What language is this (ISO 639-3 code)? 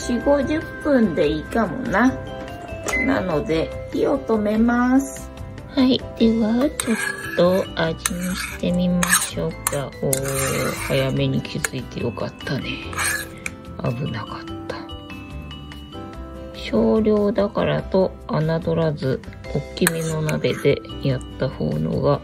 jpn